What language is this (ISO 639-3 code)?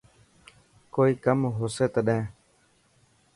mki